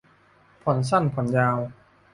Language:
Thai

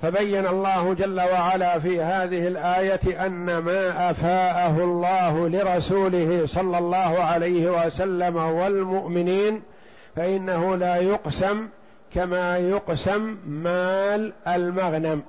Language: Arabic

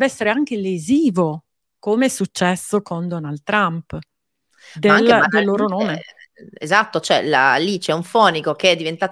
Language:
Italian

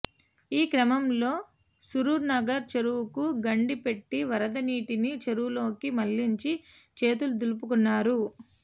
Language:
Telugu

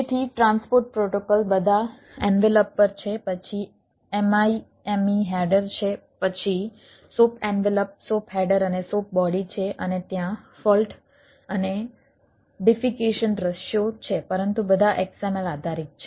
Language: Gujarati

